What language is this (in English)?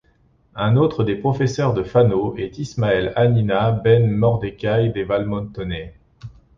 French